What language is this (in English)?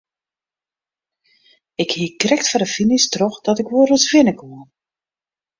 Western Frisian